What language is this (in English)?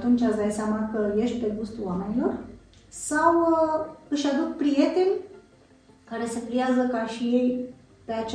Romanian